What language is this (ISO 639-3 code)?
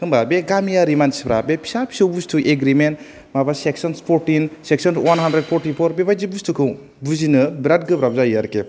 brx